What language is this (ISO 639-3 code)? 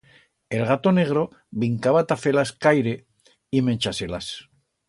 arg